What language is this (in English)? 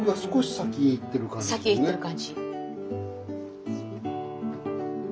Japanese